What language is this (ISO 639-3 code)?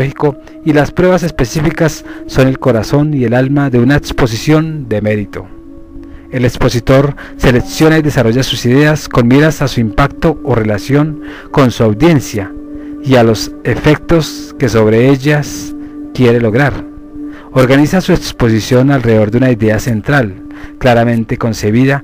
spa